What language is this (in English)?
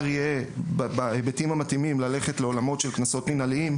Hebrew